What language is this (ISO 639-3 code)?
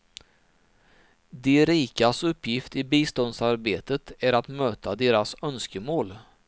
swe